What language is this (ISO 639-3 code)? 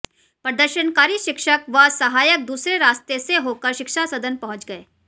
hin